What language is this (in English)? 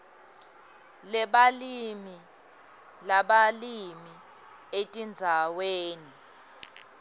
Swati